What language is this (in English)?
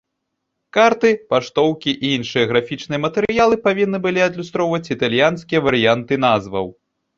Belarusian